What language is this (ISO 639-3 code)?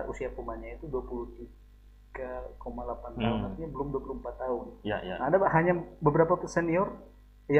ind